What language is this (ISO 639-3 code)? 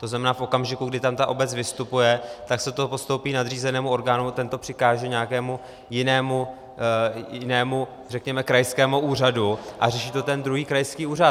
ces